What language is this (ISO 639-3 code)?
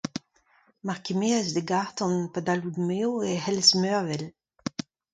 bre